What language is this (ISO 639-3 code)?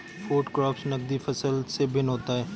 hin